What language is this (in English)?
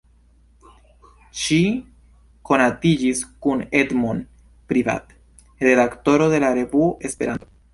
Esperanto